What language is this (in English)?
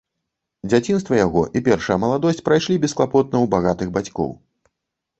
Belarusian